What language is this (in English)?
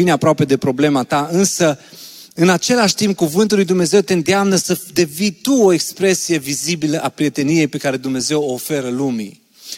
Romanian